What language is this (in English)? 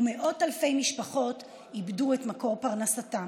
Hebrew